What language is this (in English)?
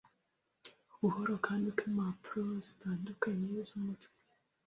Kinyarwanda